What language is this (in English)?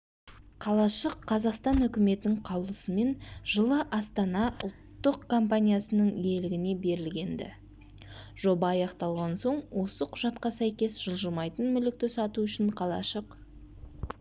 Kazakh